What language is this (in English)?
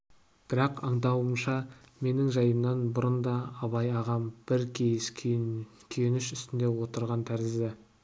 Kazakh